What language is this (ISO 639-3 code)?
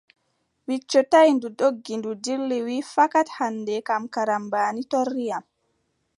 fub